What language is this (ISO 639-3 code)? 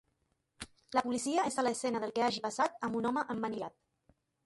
cat